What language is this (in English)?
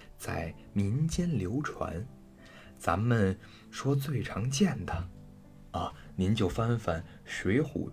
Chinese